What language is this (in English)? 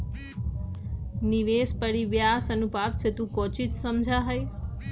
Magahi